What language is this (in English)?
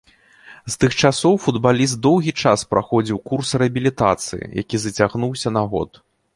Belarusian